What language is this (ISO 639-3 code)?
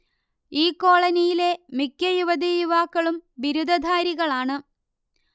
mal